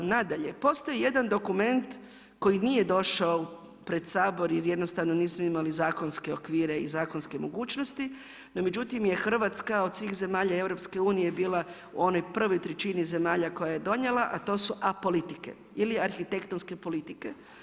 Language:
Croatian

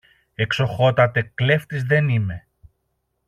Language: Greek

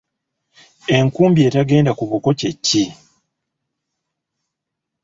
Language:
Ganda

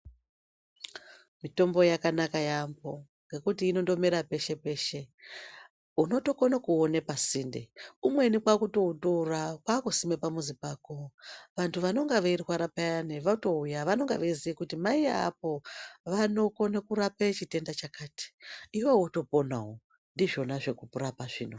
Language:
Ndau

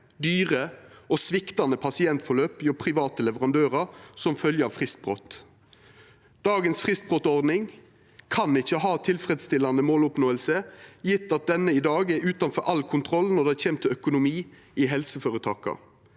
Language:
Norwegian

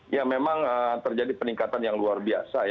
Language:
Indonesian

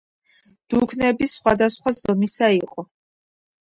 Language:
Georgian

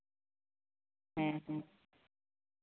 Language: Santali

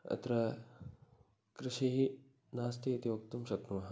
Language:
Sanskrit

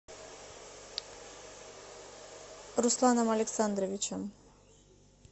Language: Russian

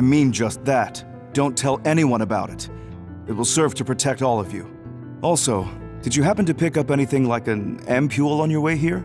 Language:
English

